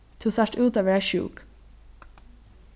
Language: Faroese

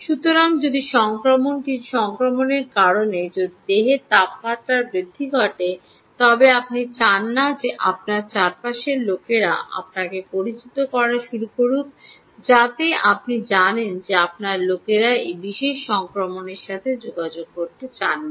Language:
Bangla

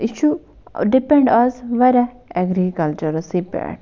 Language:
Kashmiri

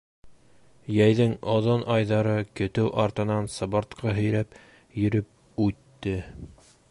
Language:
Bashkir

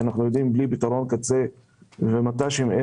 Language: Hebrew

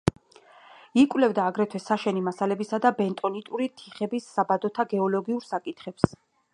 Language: Georgian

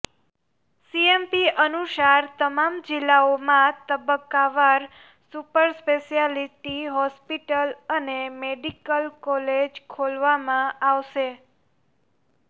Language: Gujarati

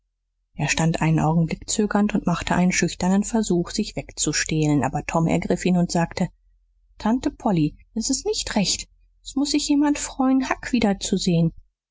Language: German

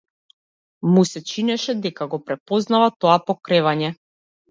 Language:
Macedonian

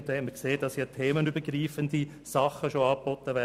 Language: Swiss German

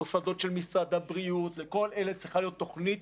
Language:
Hebrew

